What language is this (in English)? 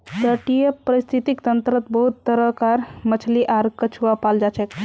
Magahi